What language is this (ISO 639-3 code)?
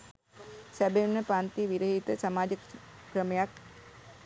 sin